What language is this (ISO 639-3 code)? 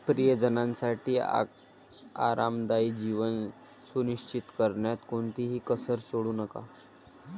mar